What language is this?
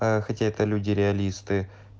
Russian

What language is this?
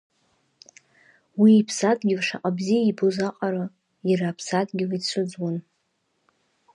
Abkhazian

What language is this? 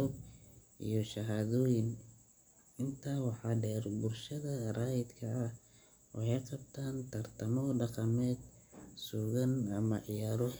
Somali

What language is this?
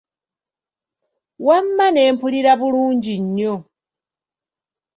Ganda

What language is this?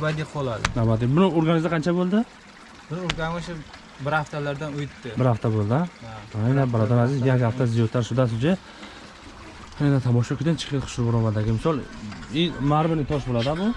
Turkish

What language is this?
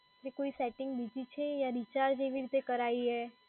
Gujarati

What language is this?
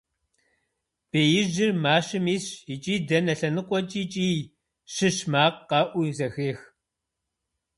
Kabardian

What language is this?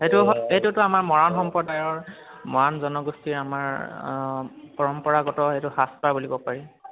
Assamese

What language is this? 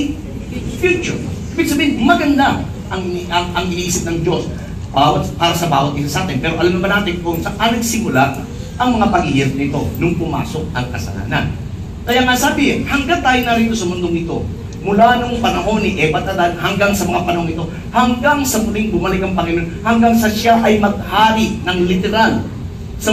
Filipino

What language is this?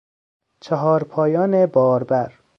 Persian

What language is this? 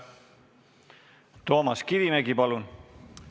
Estonian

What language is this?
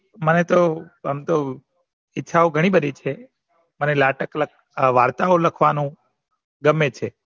Gujarati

